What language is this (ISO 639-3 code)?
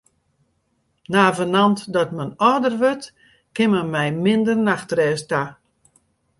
fry